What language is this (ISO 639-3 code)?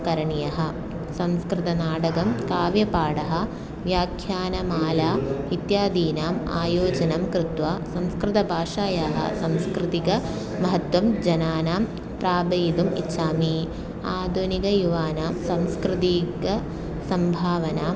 san